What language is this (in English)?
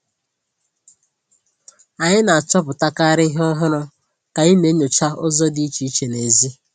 Igbo